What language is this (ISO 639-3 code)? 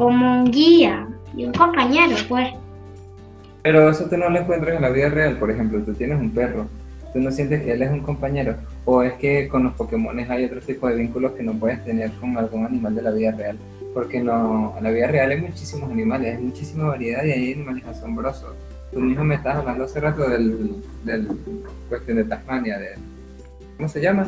spa